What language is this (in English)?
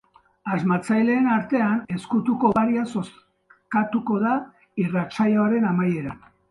Basque